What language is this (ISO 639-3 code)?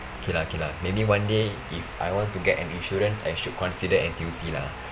eng